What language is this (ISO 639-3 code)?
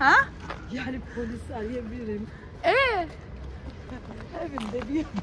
tur